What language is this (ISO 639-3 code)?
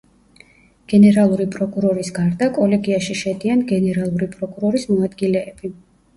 kat